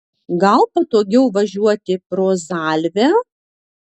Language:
Lithuanian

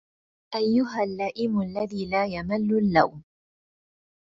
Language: Arabic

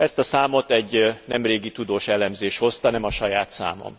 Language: Hungarian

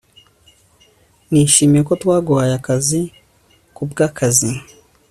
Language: Kinyarwanda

